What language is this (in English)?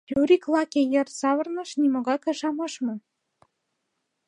Mari